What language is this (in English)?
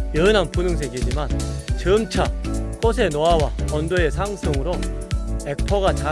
Korean